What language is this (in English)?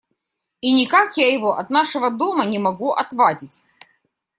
Russian